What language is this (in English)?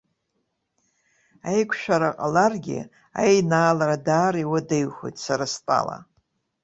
Abkhazian